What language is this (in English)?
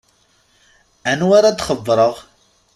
Kabyle